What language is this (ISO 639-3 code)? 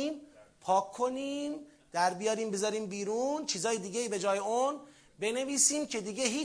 fas